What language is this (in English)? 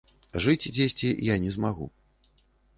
Belarusian